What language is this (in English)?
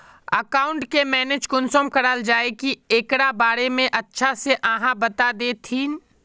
Magahi